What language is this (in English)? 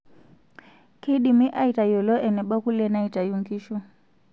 Masai